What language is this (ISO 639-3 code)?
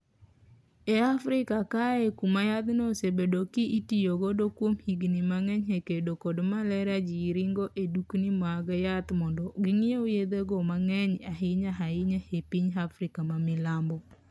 luo